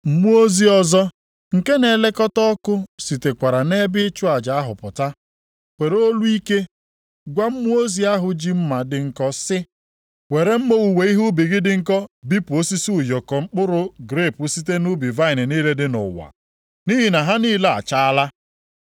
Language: Igbo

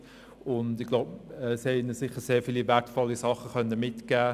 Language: Swiss German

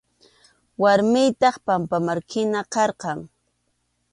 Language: Arequipa-La Unión Quechua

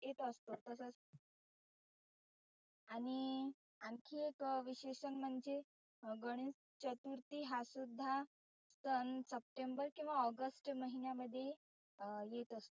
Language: Marathi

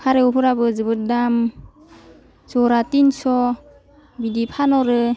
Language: Bodo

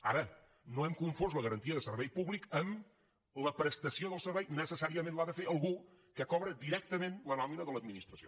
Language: Catalan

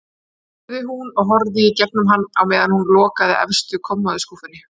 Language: Icelandic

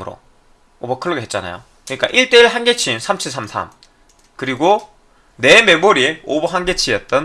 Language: Korean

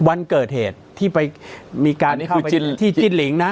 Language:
Thai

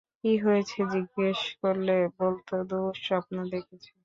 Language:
Bangla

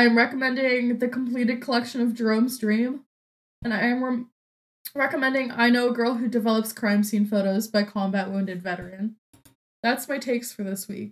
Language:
English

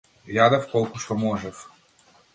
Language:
Macedonian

